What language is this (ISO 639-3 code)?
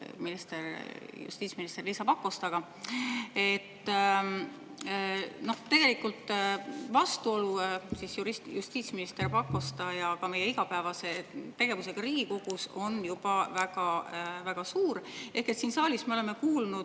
est